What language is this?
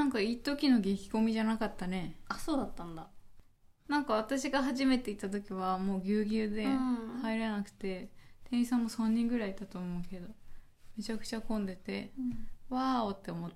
Japanese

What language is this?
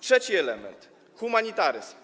Polish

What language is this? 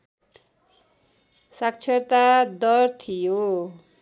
Nepali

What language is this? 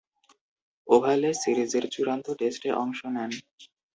Bangla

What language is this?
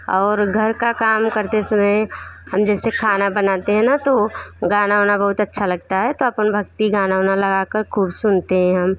Hindi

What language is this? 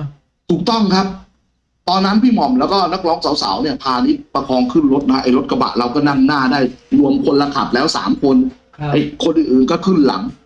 Thai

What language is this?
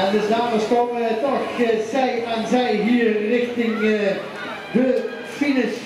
Dutch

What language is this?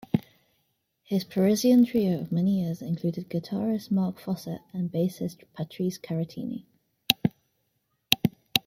English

